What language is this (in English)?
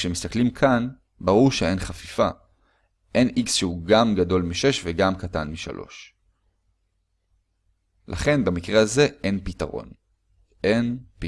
Hebrew